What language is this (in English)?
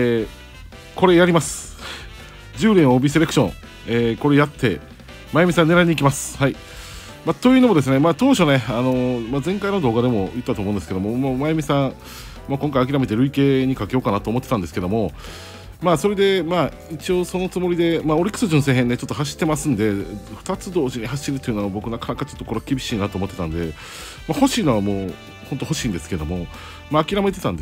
Japanese